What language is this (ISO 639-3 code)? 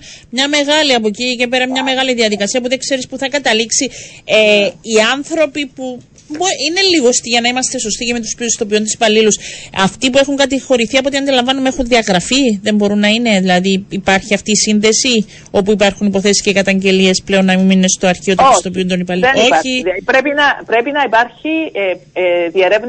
ell